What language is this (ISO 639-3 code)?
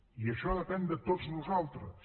cat